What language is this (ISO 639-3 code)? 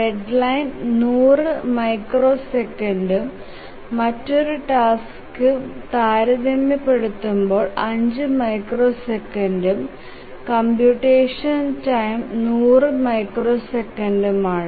mal